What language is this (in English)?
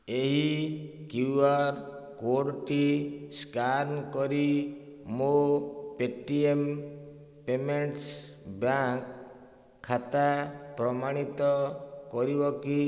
Odia